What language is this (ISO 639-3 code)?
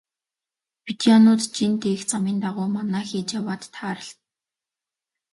mon